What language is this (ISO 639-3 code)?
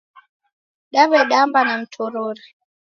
dav